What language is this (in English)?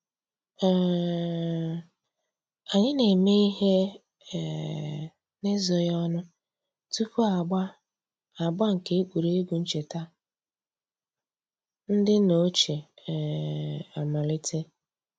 Igbo